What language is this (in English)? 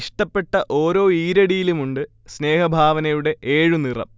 Malayalam